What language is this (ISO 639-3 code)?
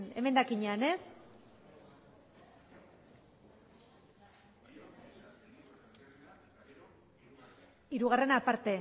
eus